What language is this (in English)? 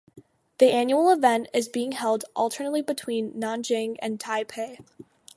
English